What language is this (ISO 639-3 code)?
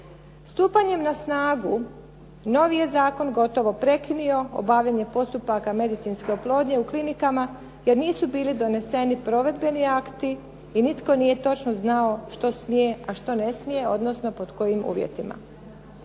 hrv